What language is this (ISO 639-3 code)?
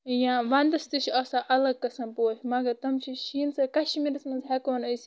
kas